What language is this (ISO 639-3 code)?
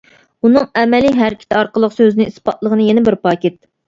uig